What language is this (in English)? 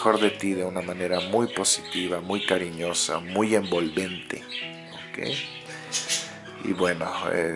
Spanish